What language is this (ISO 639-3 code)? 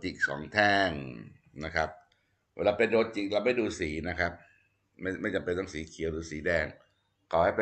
tha